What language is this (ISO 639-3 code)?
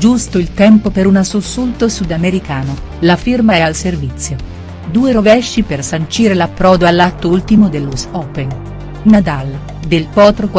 ita